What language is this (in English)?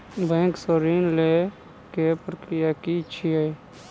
Maithili